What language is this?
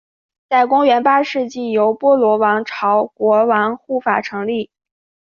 Chinese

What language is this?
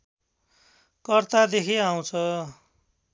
Nepali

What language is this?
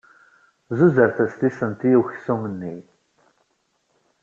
Kabyle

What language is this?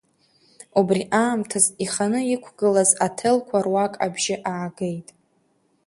Abkhazian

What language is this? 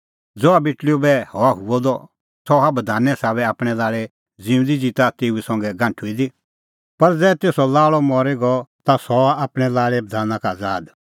Kullu Pahari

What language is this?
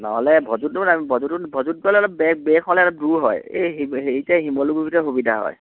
Assamese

